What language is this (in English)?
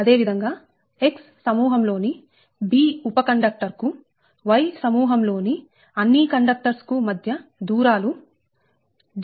Telugu